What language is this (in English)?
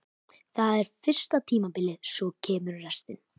Icelandic